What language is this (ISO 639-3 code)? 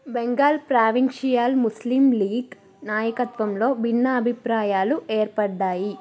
tel